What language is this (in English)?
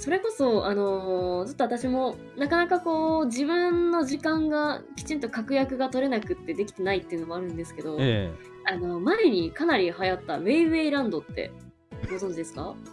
Japanese